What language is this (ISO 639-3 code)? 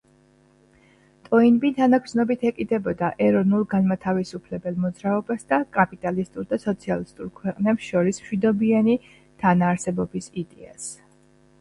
kat